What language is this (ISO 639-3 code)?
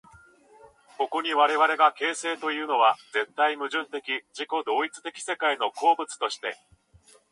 jpn